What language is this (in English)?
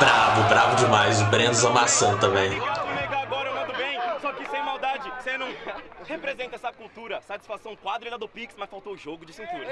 Portuguese